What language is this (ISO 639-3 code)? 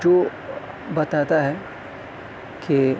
urd